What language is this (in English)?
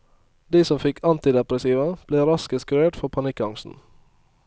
Norwegian